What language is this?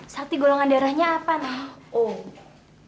Indonesian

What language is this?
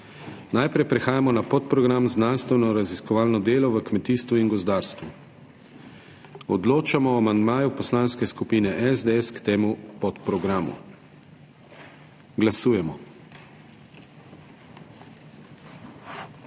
Slovenian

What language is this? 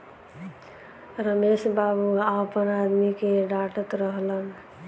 Bhojpuri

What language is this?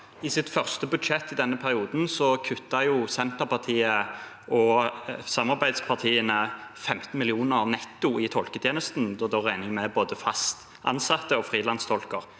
Norwegian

